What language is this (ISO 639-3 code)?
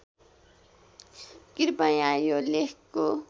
nep